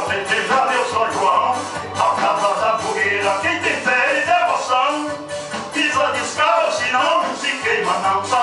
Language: Danish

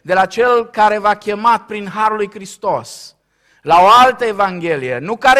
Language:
Romanian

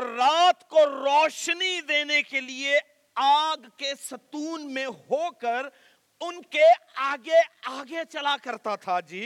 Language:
Urdu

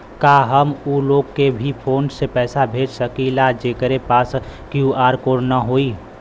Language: Bhojpuri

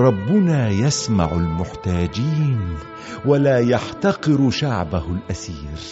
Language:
Arabic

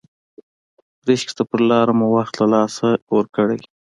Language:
Pashto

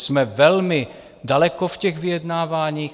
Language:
Czech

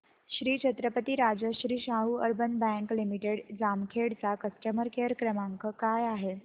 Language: Marathi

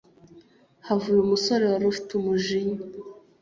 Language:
Kinyarwanda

